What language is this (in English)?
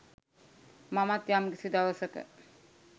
Sinhala